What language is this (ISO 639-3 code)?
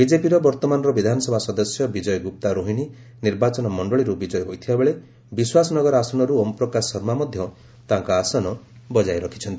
ori